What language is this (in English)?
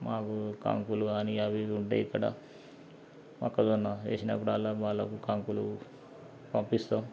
Telugu